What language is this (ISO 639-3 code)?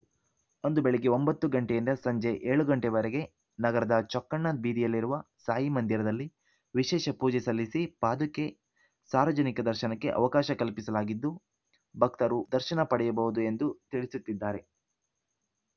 kan